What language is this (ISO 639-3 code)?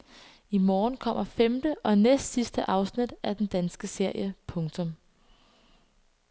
dan